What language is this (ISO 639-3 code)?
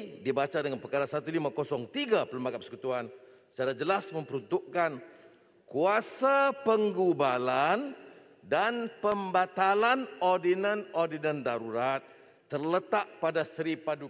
msa